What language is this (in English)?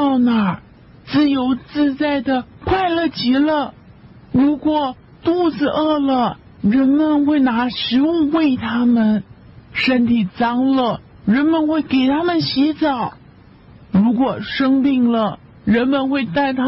Chinese